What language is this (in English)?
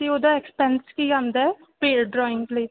Punjabi